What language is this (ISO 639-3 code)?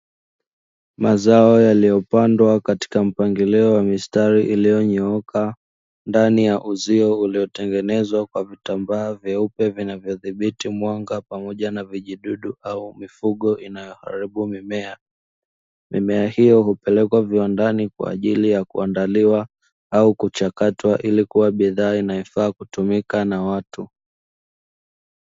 swa